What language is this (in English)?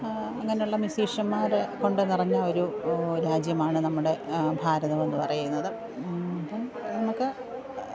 Malayalam